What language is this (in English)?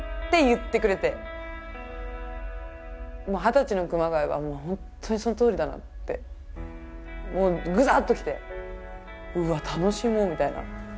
Japanese